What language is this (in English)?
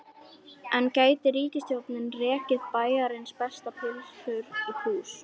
Icelandic